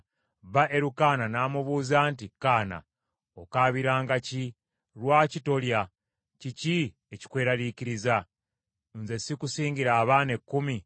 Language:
Ganda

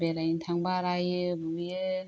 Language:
Bodo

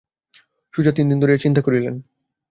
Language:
Bangla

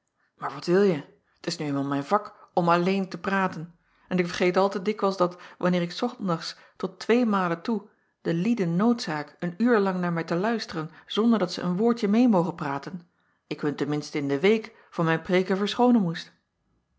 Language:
Dutch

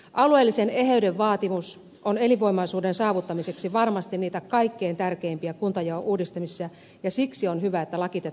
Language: Finnish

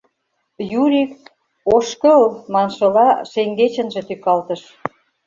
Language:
Mari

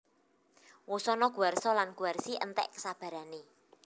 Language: Javanese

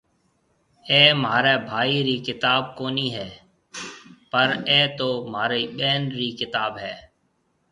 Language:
Marwari (Pakistan)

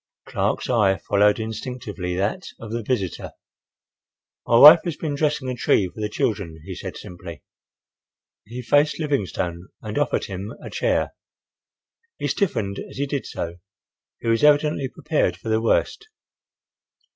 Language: English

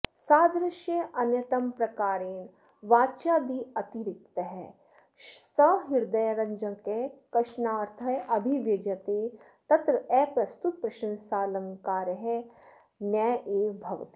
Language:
Sanskrit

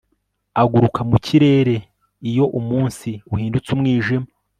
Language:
Kinyarwanda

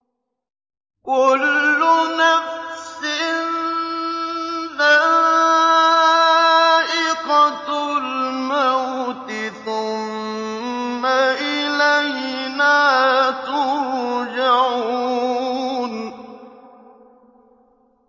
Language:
Arabic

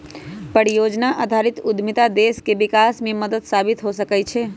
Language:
Magahi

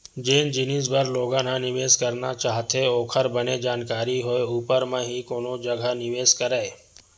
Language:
Chhattisgarhi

